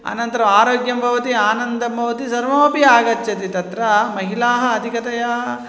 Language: Sanskrit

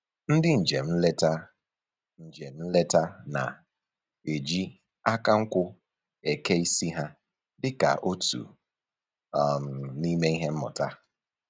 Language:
Igbo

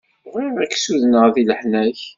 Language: Kabyle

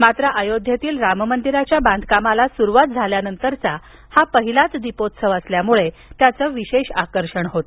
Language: Marathi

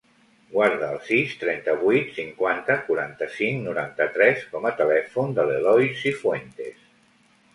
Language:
Catalan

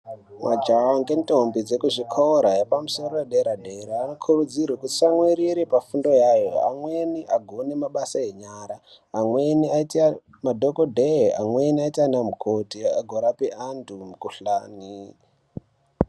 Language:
Ndau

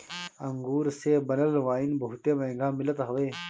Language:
Bhojpuri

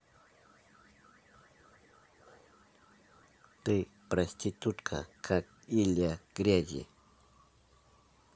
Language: Russian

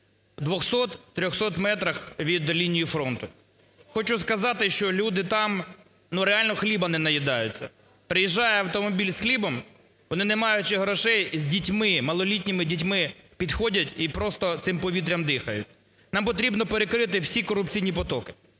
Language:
Ukrainian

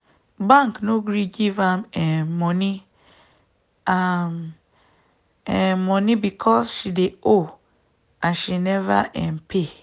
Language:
Nigerian Pidgin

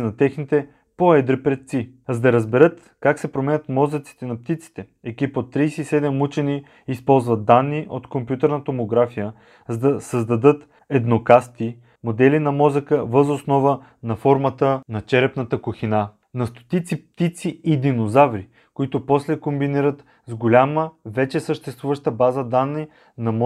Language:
Bulgarian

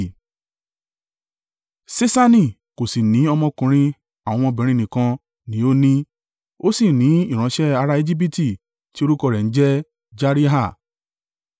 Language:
Yoruba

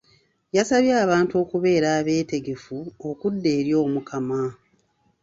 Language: Ganda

